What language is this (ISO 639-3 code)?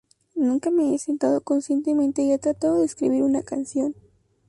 spa